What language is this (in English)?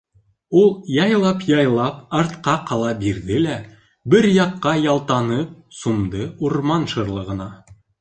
Bashkir